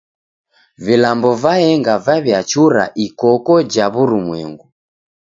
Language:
Taita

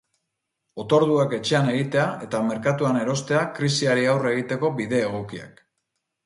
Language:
Basque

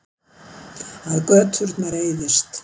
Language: Icelandic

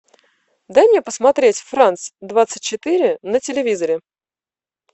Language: Russian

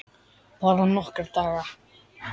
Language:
Icelandic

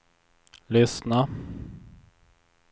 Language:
Swedish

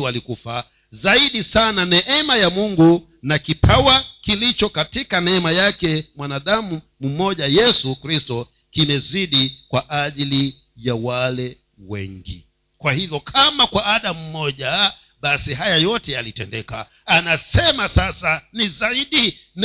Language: Swahili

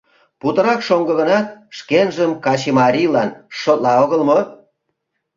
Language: Mari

